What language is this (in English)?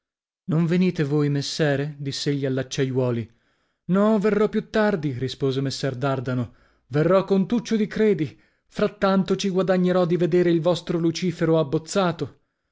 Italian